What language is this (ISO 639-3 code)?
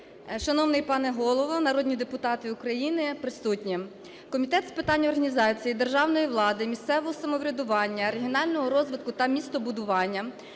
ukr